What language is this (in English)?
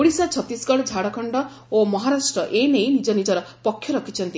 Odia